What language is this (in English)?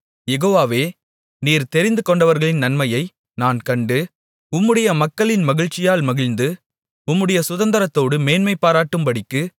Tamil